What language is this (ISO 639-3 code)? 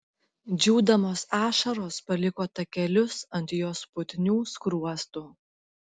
lit